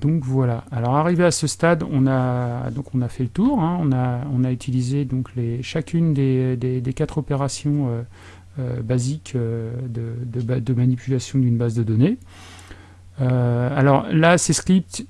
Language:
French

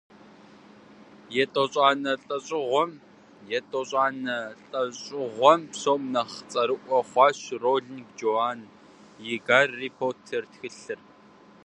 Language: Kabardian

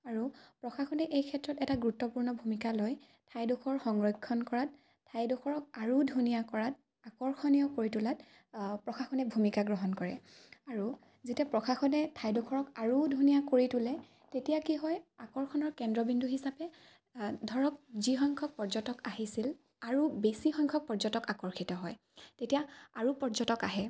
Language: Assamese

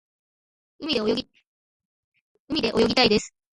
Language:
Japanese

